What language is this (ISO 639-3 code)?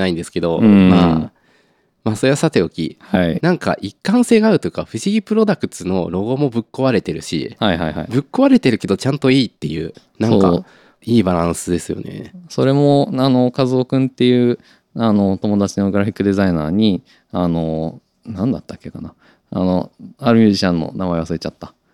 jpn